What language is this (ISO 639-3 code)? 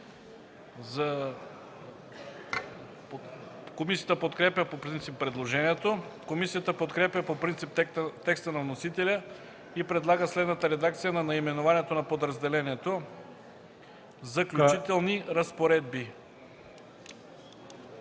bul